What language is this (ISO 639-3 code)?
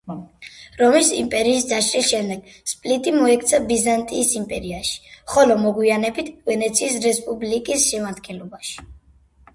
kat